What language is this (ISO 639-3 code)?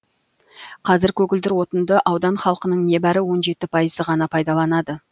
kaz